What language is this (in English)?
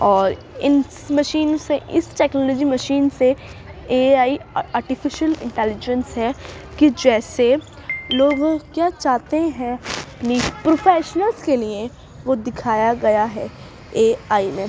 Urdu